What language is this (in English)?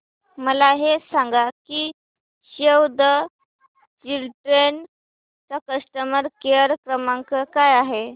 Marathi